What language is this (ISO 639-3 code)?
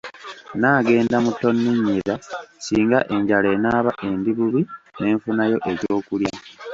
lug